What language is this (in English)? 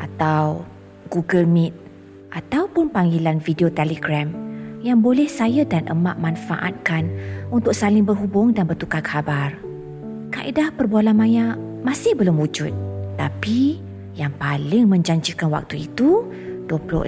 Malay